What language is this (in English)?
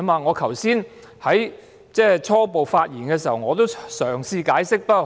Cantonese